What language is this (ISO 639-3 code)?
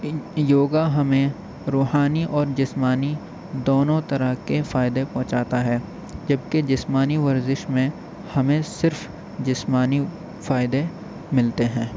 urd